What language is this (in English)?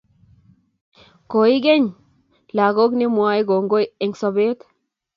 Kalenjin